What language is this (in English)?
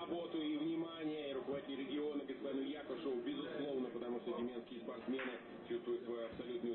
Russian